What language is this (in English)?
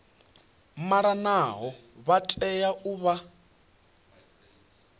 Venda